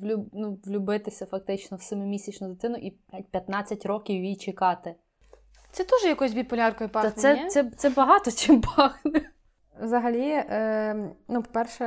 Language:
Ukrainian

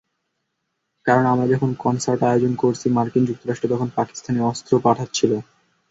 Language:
Bangla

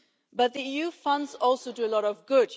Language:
English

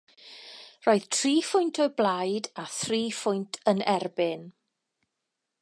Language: Welsh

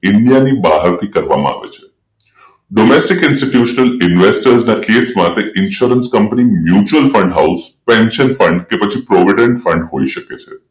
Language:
Gujarati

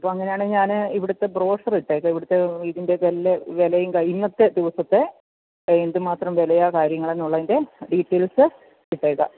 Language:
Malayalam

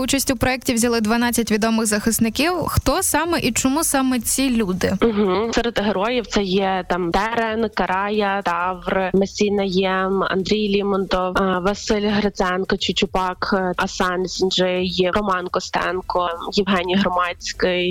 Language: Ukrainian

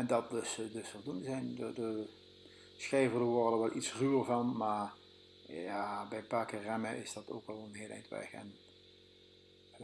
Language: Dutch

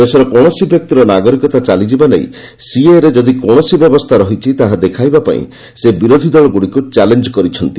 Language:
Odia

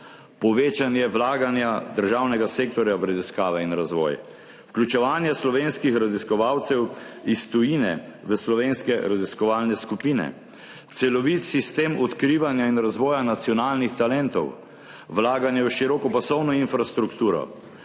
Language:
Slovenian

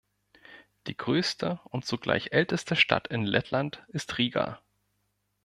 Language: German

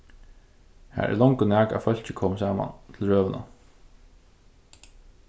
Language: Faroese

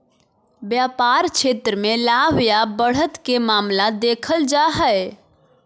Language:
Magahi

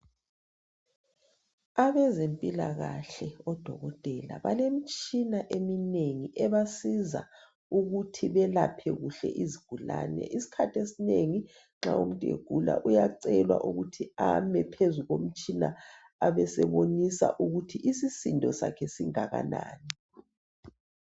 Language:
North Ndebele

